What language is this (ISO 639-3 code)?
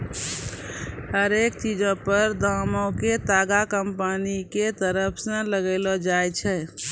mai